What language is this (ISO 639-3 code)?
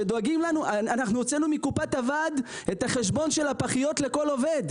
heb